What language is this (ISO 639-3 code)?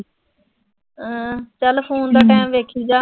pan